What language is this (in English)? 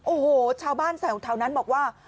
Thai